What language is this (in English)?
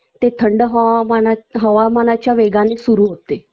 Marathi